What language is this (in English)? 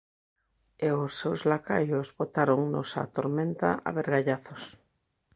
Galician